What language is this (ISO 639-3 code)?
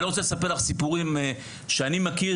heb